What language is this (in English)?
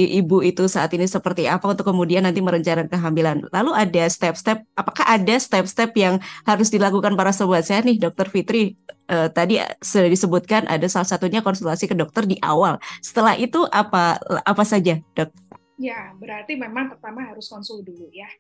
Indonesian